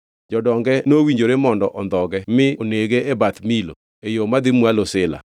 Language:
Luo (Kenya and Tanzania)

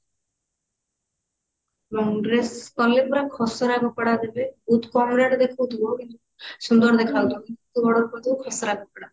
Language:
Odia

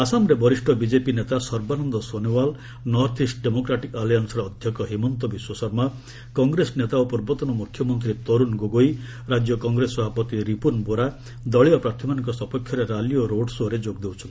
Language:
Odia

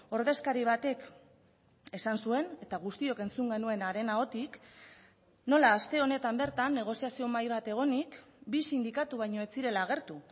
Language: Basque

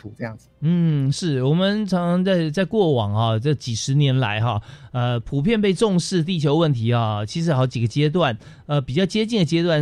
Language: Chinese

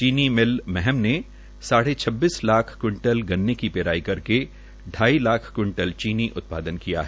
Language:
Hindi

